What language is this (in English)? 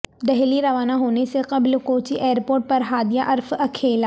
Urdu